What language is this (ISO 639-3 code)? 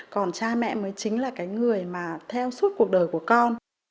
vie